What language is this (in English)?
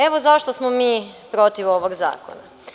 Serbian